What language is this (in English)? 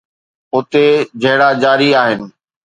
Sindhi